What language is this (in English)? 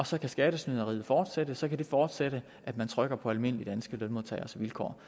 Danish